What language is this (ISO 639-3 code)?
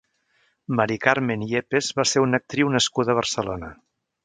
cat